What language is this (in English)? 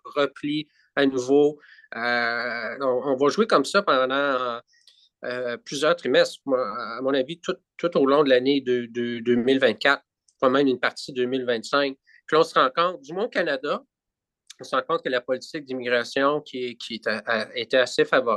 French